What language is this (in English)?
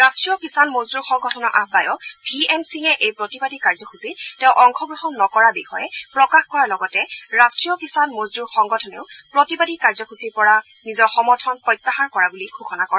Assamese